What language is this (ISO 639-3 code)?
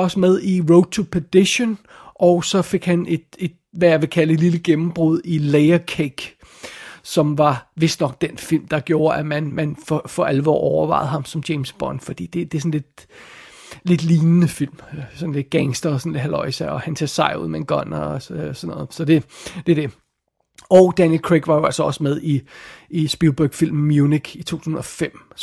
dan